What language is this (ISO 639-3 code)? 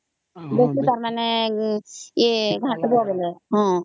ori